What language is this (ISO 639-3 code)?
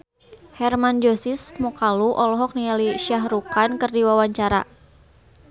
sun